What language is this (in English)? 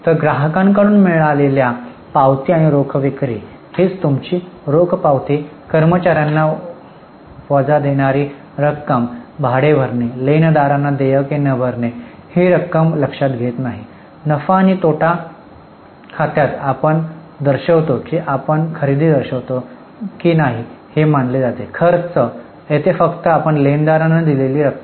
Marathi